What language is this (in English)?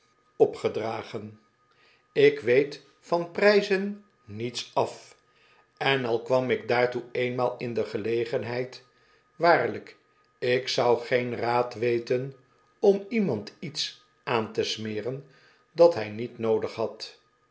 Dutch